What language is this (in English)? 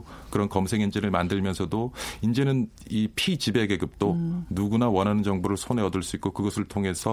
Korean